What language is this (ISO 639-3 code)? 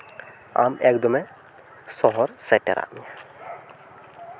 sat